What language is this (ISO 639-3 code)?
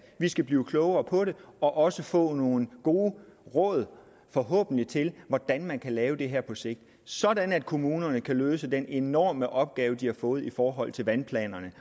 dan